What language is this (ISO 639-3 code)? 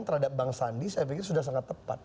ind